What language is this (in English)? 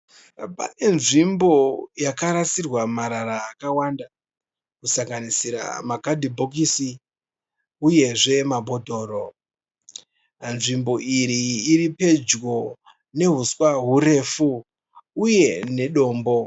Shona